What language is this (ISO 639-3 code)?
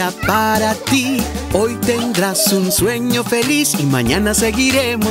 spa